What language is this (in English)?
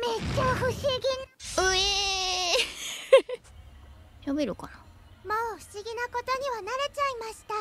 Japanese